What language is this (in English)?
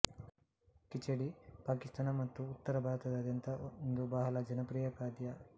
Kannada